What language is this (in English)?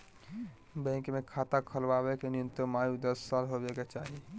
Magahi